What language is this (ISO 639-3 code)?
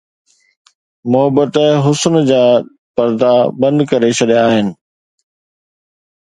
snd